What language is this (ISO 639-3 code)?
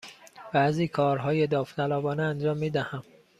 fas